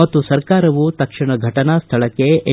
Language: Kannada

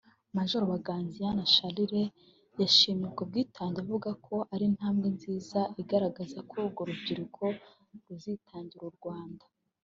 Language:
Kinyarwanda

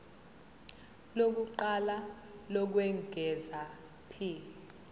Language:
Zulu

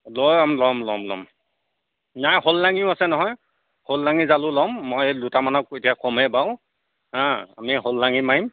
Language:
Assamese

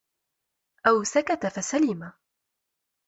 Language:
Arabic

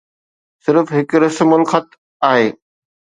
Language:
Sindhi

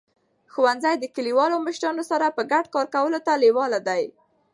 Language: Pashto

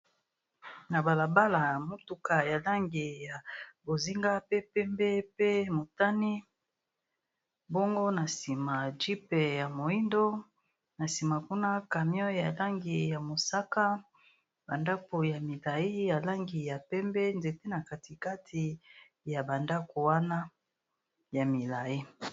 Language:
Lingala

